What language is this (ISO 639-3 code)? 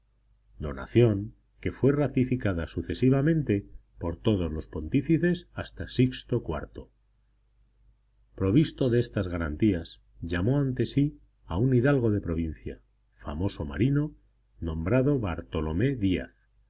spa